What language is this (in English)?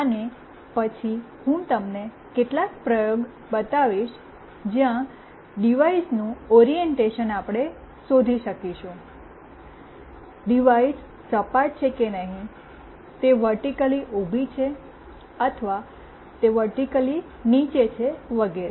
Gujarati